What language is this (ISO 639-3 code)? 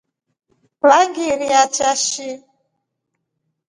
rof